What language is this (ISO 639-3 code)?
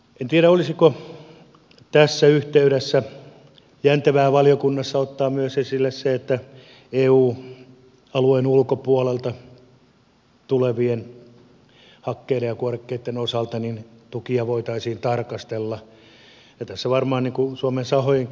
fin